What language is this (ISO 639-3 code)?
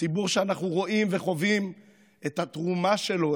heb